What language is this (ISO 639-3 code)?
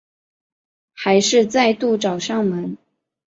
zho